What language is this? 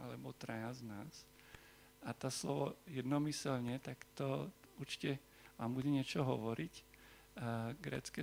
Slovak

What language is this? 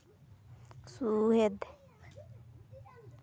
Santali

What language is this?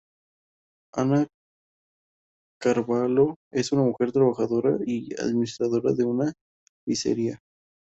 Spanish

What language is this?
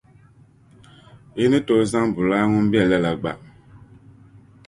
Dagbani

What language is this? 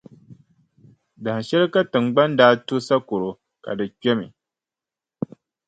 Dagbani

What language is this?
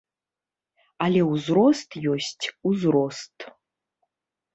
Belarusian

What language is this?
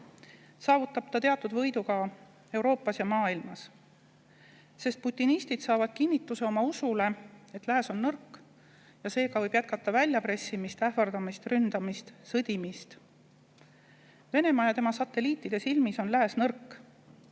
Estonian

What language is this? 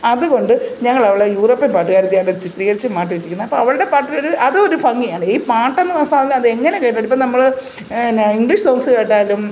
Malayalam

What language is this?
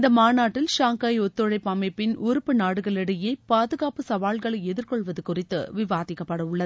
Tamil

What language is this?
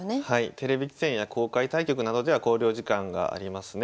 Japanese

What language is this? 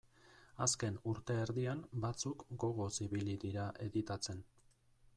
Basque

